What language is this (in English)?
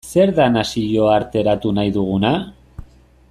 Basque